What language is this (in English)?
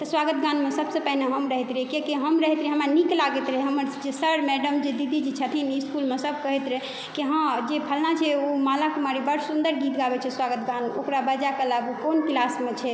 Maithili